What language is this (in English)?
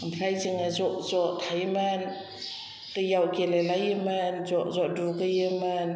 Bodo